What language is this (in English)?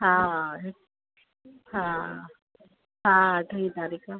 Sindhi